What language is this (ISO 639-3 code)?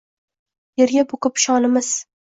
uzb